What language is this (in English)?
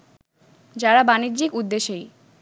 Bangla